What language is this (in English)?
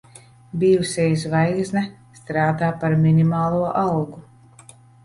Latvian